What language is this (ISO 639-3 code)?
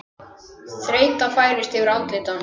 isl